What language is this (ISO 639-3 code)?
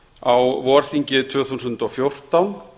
isl